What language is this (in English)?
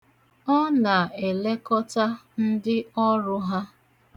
Igbo